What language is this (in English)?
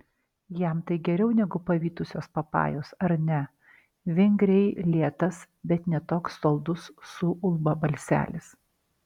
Lithuanian